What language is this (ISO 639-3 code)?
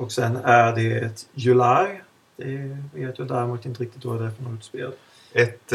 swe